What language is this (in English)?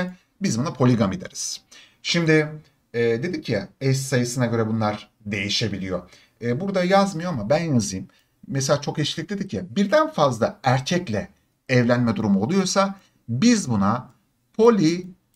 Turkish